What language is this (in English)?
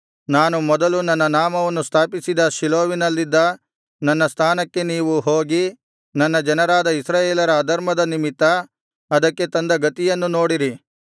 Kannada